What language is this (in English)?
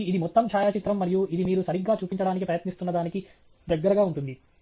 Telugu